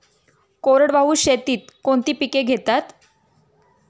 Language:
Marathi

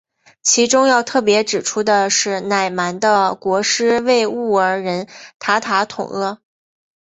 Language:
Chinese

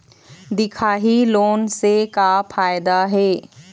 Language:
Chhattisgarhi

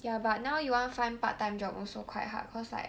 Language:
English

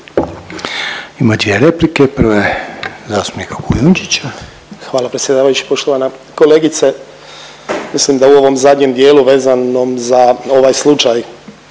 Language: Croatian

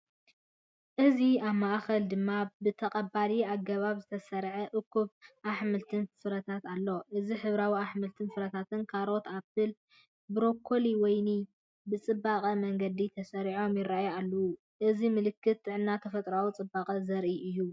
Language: Tigrinya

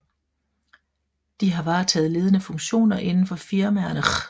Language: Danish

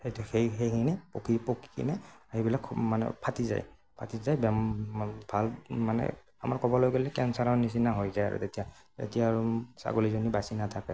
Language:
Assamese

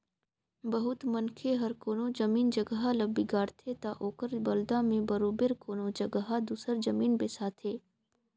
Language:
Chhattisgarhi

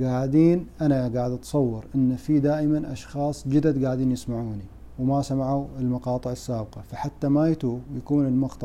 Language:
Arabic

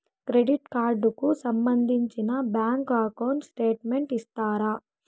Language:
Telugu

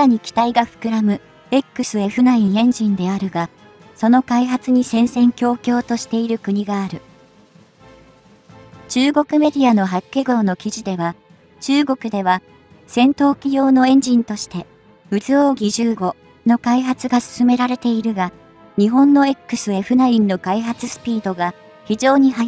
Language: Japanese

